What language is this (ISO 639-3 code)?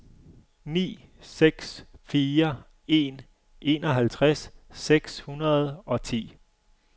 dan